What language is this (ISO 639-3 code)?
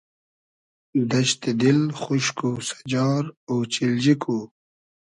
haz